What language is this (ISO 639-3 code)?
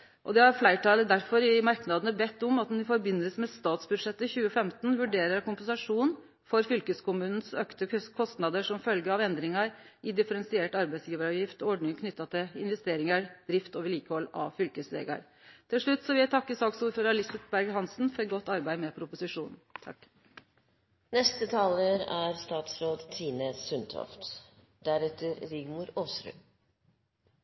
nno